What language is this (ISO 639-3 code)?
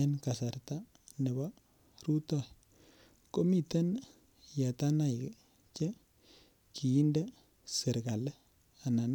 kln